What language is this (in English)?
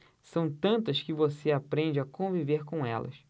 Portuguese